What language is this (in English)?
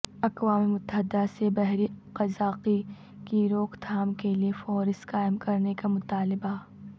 Urdu